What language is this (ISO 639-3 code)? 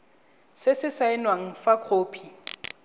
tsn